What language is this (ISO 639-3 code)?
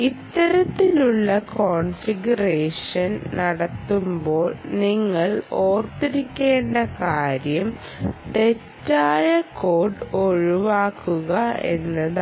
mal